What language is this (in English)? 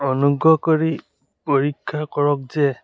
Assamese